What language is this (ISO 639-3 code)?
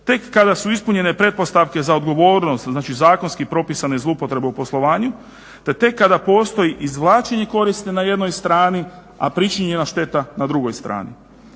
hrv